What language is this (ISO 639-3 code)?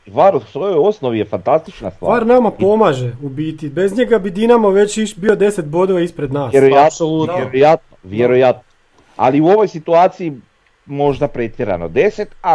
hrv